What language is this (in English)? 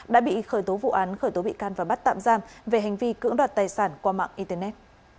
Vietnamese